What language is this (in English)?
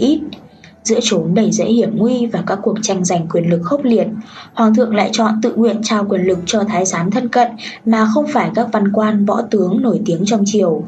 Vietnamese